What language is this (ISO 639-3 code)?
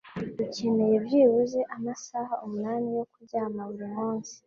kin